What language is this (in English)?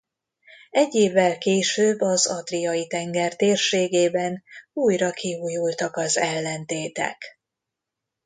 Hungarian